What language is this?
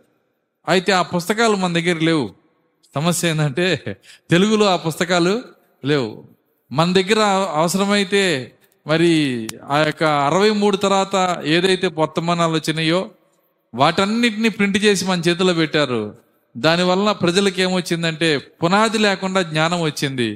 Telugu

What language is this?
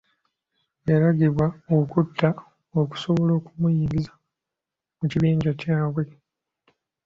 Ganda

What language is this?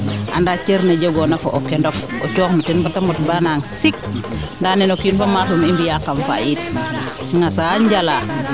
Serer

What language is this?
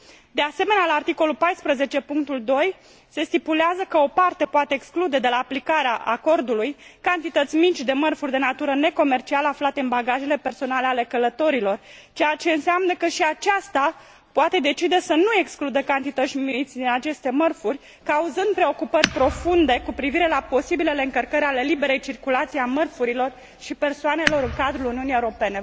Romanian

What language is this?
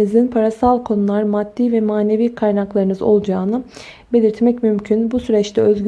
Turkish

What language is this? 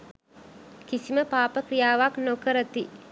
Sinhala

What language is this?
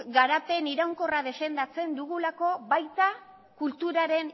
Basque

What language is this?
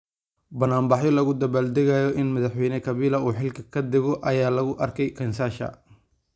Somali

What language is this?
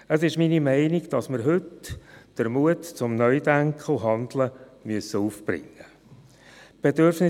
Swiss German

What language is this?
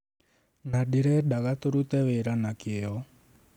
Kikuyu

